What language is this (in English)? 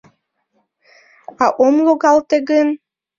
Mari